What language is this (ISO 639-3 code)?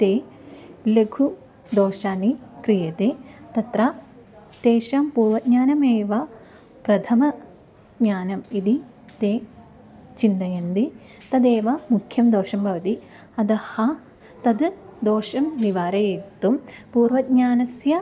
san